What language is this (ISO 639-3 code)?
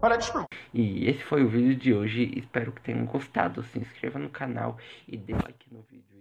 por